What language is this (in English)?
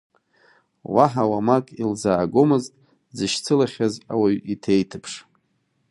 Abkhazian